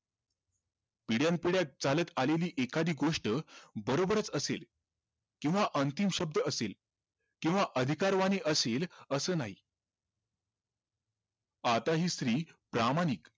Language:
Marathi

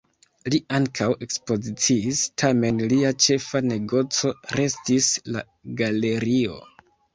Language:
Esperanto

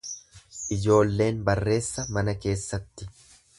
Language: Oromo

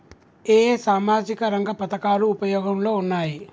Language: Telugu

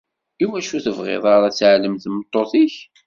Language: Kabyle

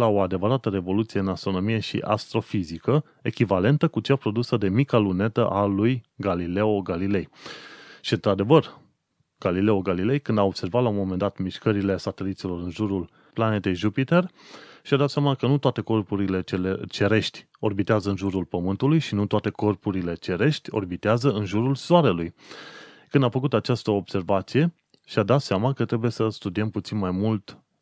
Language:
Romanian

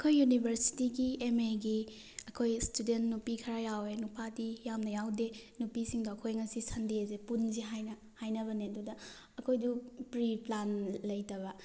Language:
Manipuri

